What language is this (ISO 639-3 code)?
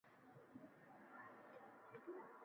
uzb